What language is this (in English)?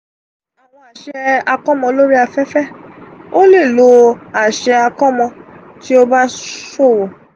Yoruba